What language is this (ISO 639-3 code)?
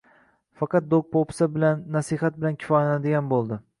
uzb